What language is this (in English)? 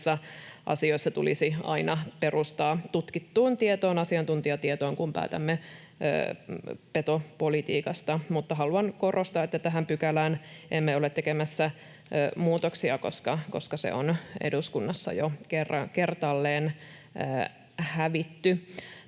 Finnish